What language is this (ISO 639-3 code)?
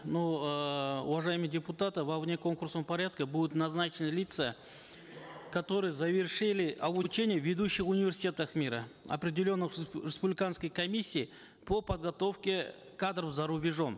kaz